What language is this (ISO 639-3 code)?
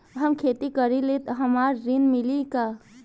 bho